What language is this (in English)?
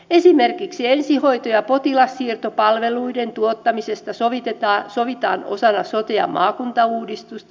Finnish